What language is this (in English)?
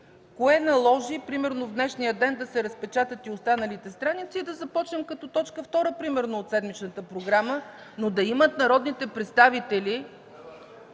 Bulgarian